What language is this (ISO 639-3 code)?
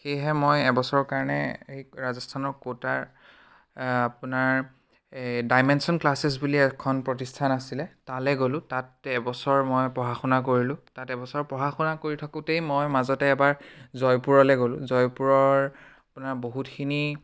asm